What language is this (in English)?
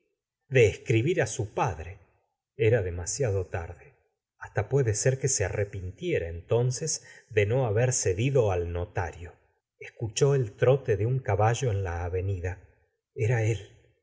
Spanish